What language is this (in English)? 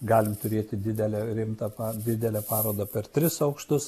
Lithuanian